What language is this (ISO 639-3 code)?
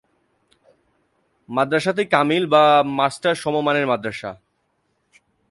ben